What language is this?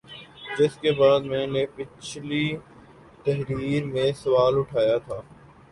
Urdu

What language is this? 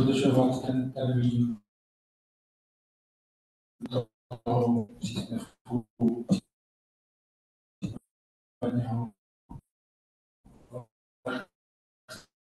Czech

